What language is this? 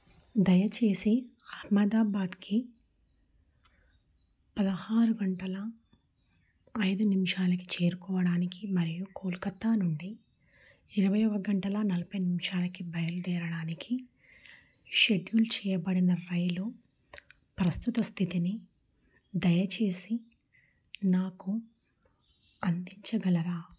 Telugu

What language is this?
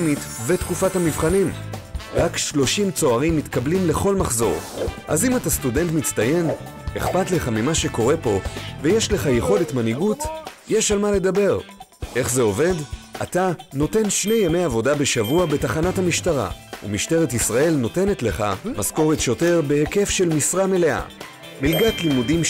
Hebrew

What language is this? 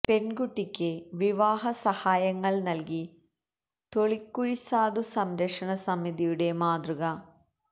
Malayalam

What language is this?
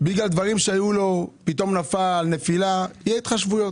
Hebrew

